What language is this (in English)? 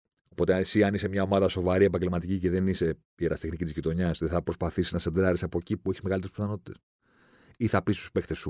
Greek